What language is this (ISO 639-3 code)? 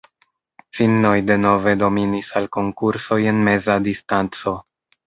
epo